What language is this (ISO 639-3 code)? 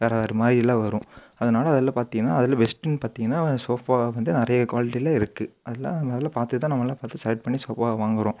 tam